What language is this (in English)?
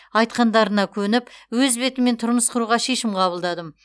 Kazakh